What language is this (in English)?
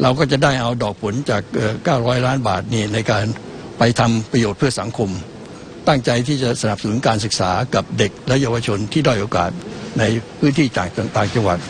Thai